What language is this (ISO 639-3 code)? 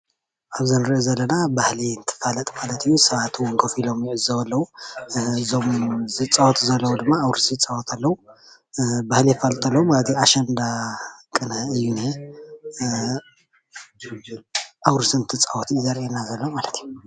tir